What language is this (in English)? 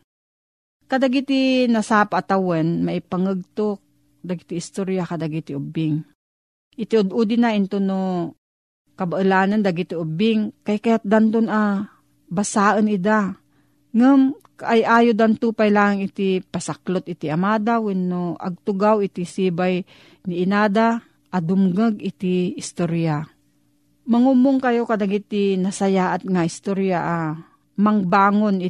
Filipino